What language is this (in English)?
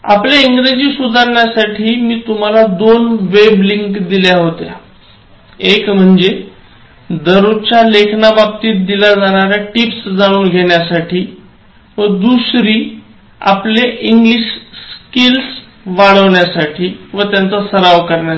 Marathi